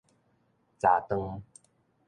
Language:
Min Nan Chinese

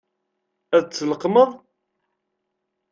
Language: Kabyle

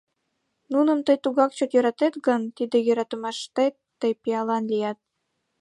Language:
Mari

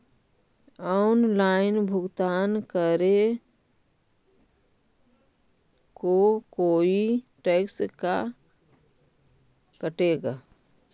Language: Magahi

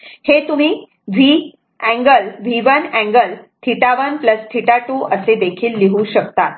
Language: Marathi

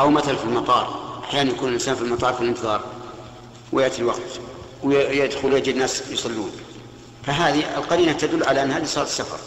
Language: Arabic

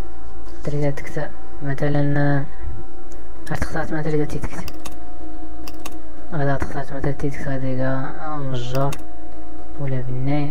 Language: Arabic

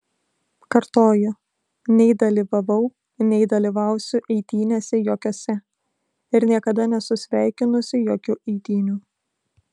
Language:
Lithuanian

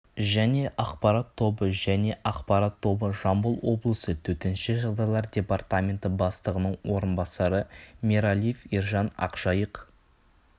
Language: Kazakh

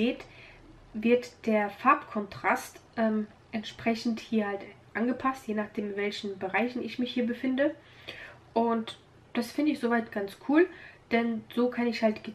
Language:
German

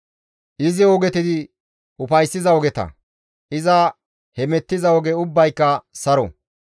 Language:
Gamo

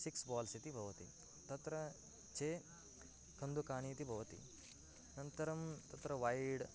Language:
Sanskrit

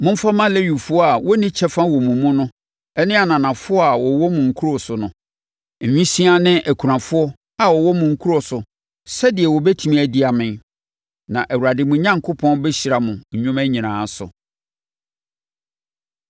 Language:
Akan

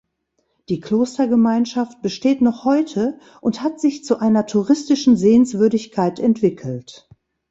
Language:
German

